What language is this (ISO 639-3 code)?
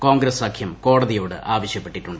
mal